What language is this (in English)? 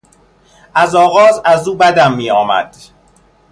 Persian